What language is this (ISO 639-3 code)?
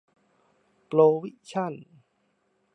tha